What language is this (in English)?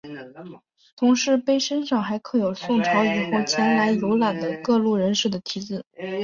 Chinese